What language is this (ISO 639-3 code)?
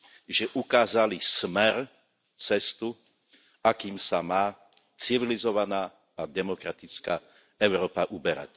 slk